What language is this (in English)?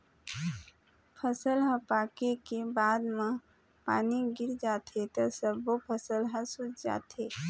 Chhattisgarhi